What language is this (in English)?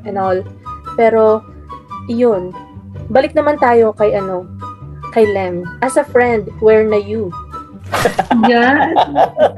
Filipino